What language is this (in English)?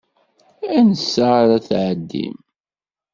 Kabyle